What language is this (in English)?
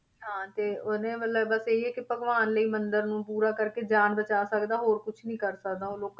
Punjabi